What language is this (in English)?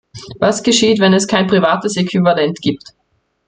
German